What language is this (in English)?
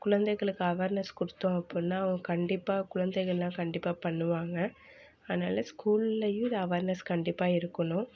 Tamil